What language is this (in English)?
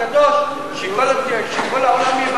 Hebrew